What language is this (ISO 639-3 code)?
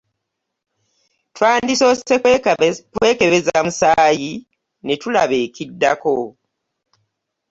lug